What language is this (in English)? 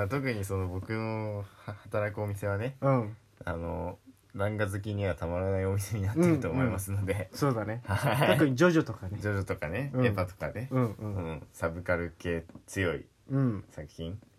Japanese